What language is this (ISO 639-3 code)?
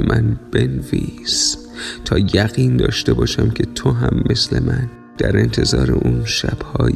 fas